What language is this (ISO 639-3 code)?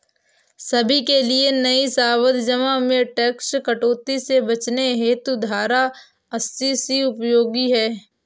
hin